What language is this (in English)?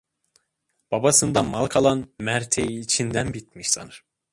Turkish